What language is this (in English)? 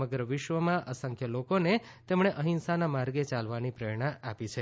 Gujarati